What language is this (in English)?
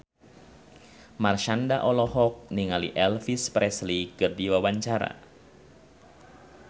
Sundanese